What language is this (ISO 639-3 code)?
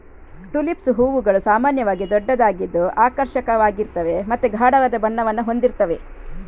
kan